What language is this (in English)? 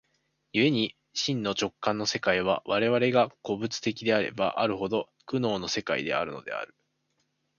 Japanese